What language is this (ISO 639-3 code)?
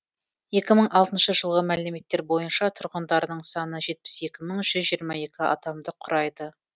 kaz